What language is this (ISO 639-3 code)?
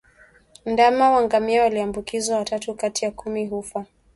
swa